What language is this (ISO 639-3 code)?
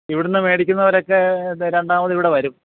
mal